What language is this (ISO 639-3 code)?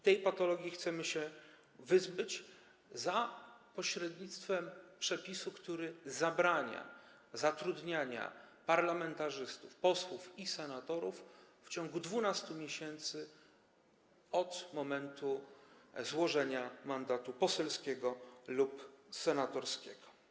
pol